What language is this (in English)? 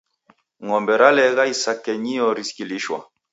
Taita